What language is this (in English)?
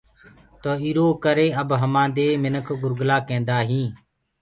Gurgula